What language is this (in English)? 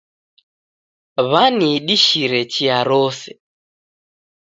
Taita